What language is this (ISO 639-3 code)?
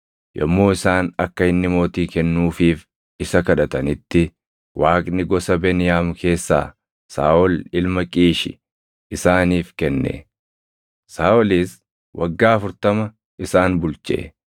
orm